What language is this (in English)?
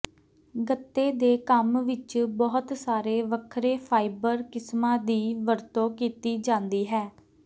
Punjabi